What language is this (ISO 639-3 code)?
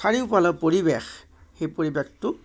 asm